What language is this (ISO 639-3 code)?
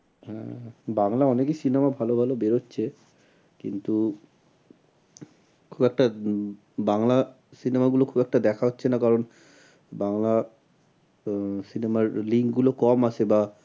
ben